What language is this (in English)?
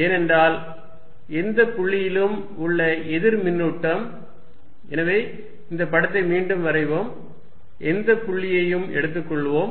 Tamil